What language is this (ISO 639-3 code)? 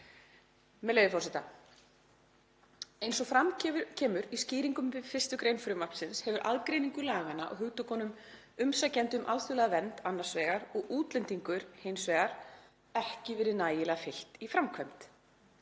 isl